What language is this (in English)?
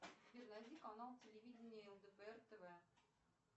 Russian